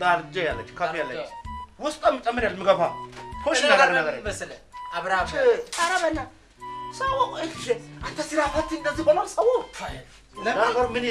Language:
Amharic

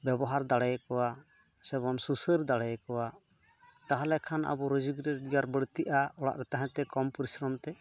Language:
Santali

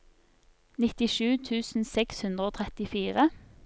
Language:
Norwegian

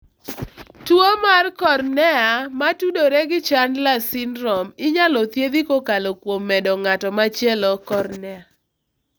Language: Luo (Kenya and Tanzania)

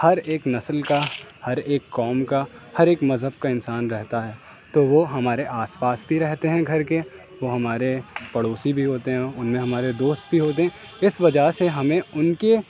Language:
Urdu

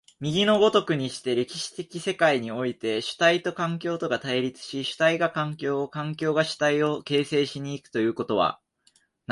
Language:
Japanese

